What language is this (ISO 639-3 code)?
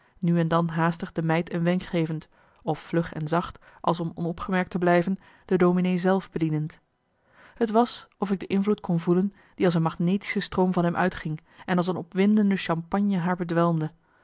nld